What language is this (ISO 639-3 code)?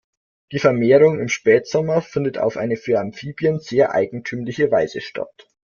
deu